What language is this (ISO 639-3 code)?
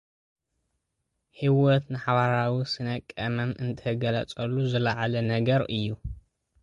tir